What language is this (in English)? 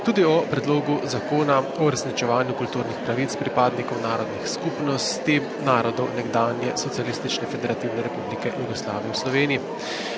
Slovenian